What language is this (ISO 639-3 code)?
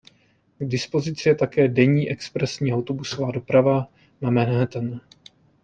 ces